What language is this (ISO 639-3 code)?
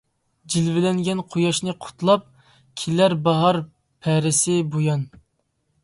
uig